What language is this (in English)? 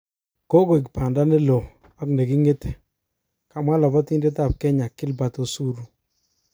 Kalenjin